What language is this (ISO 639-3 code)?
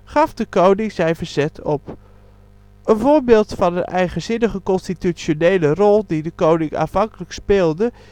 nld